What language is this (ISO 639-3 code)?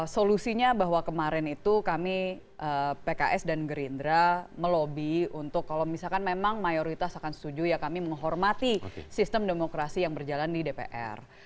ind